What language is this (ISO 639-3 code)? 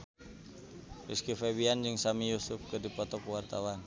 sun